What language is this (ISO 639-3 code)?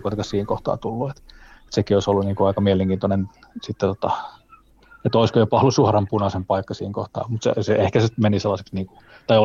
fin